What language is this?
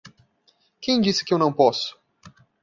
Portuguese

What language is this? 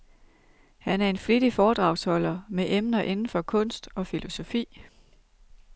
Danish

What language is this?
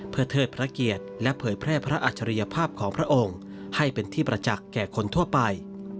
Thai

